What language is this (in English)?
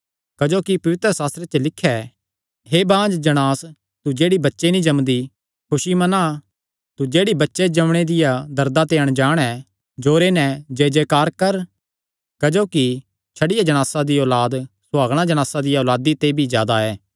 Kangri